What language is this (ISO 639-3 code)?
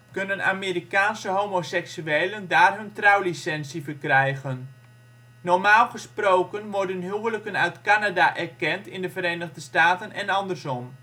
nld